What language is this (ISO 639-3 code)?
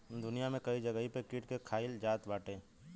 bho